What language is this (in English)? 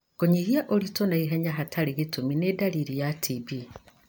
Kikuyu